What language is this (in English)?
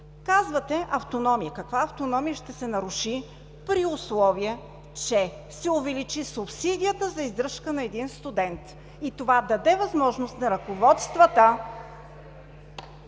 Bulgarian